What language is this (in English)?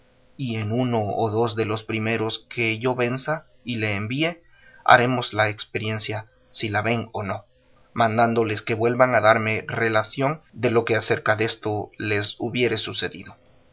Spanish